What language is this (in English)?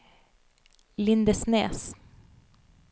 Norwegian